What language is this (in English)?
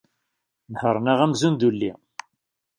Kabyle